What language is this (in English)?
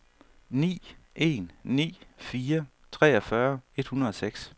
Danish